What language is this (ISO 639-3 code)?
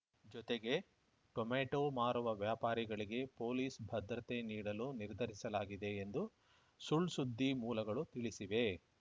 kan